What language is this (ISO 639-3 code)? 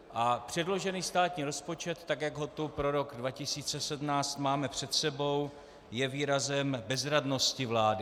ces